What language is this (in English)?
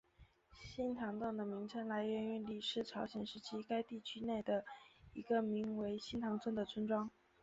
Chinese